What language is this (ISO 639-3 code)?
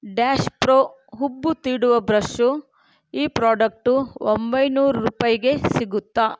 kan